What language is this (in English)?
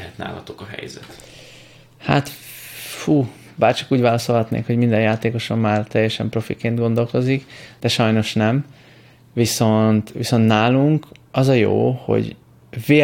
Hungarian